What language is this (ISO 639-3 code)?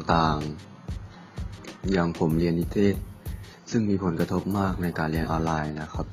tha